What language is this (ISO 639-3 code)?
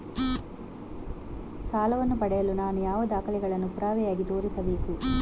kan